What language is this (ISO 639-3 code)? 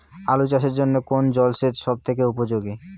ben